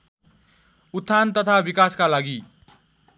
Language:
Nepali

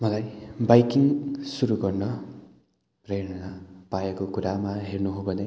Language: Nepali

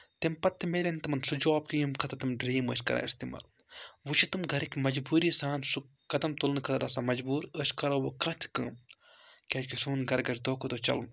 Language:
Kashmiri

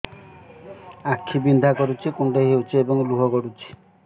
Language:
Odia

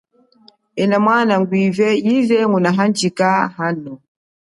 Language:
Chokwe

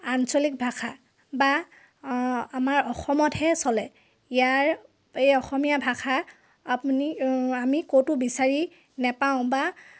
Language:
Assamese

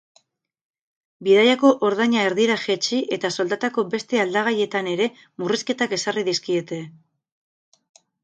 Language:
Basque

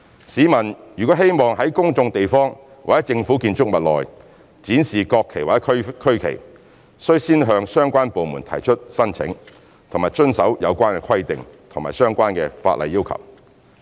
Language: Cantonese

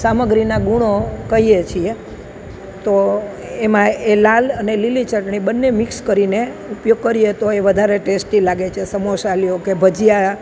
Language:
Gujarati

